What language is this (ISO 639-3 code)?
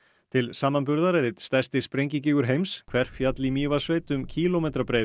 isl